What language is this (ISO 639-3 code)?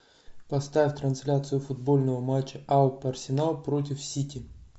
rus